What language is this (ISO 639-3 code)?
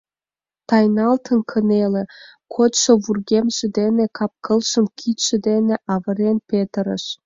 chm